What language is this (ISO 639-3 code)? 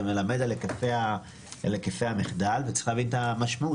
heb